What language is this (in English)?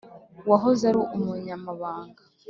Kinyarwanda